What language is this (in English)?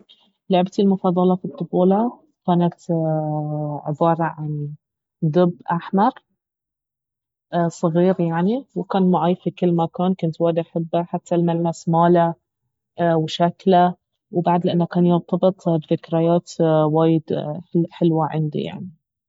Baharna Arabic